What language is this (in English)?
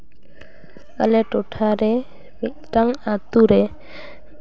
Santali